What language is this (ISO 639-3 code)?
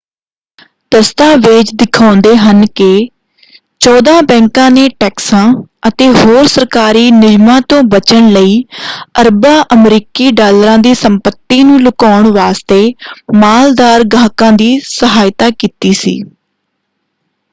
pan